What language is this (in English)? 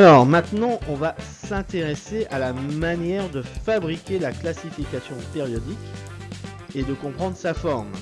French